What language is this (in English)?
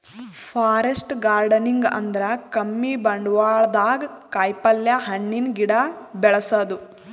Kannada